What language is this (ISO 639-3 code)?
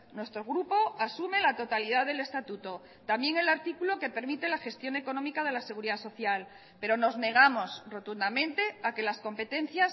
spa